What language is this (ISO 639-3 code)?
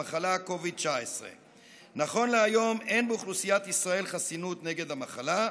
heb